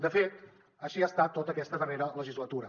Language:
Catalan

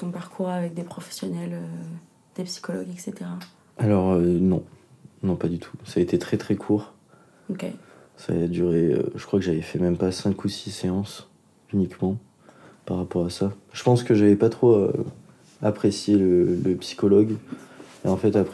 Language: French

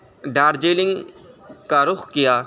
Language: Urdu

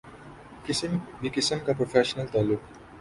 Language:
Urdu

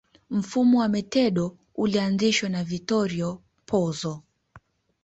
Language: Swahili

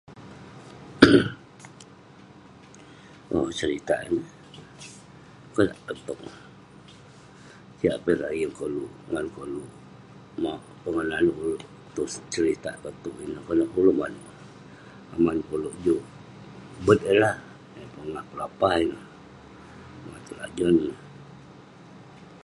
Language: Western Penan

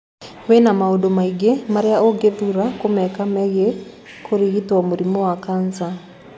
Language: Kikuyu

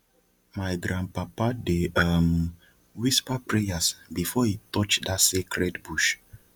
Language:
Nigerian Pidgin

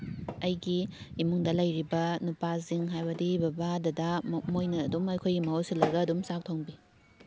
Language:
Manipuri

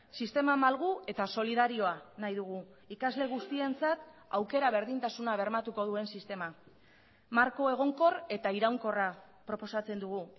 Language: Basque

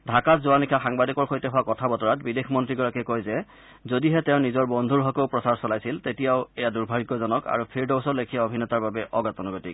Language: Assamese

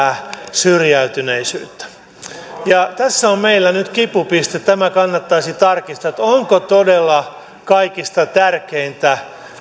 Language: Finnish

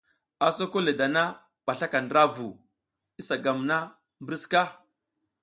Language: South Giziga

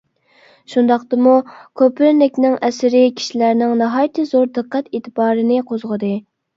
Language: Uyghur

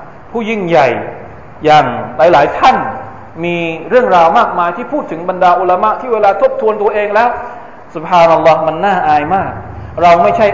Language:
Thai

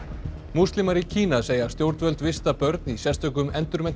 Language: Icelandic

